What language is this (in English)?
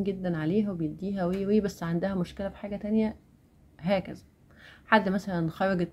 Arabic